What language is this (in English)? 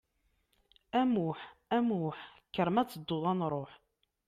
Kabyle